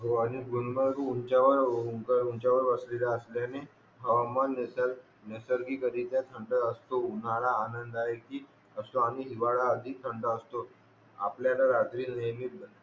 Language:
Marathi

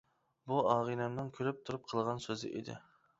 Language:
Uyghur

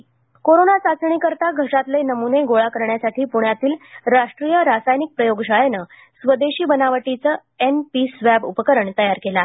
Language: Marathi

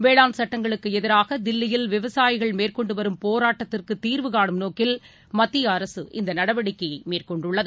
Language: Tamil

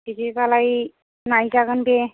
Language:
Bodo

